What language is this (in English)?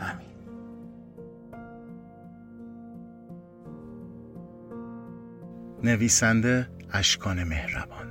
Persian